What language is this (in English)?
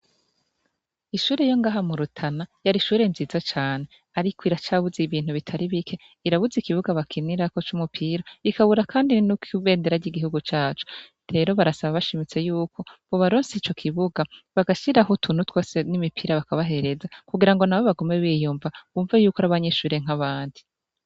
Rundi